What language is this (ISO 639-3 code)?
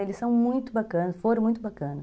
por